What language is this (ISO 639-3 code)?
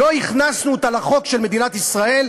heb